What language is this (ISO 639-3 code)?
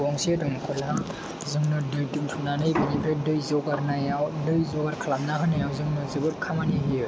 brx